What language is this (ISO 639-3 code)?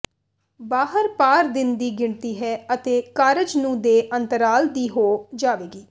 pan